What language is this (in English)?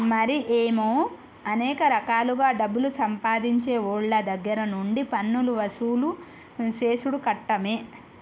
Telugu